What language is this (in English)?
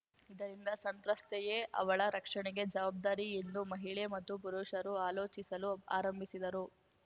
Kannada